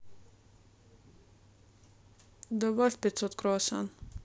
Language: Russian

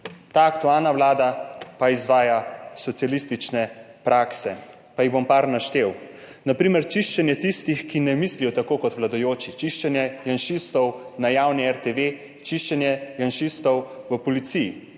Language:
Slovenian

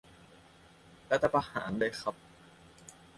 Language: Thai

